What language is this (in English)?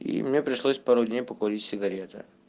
Russian